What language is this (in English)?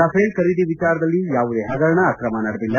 Kannada